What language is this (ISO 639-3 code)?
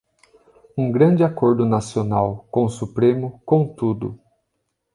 por